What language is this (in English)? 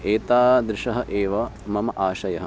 Sanskrit